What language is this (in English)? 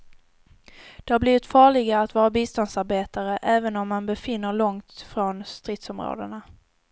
Swedish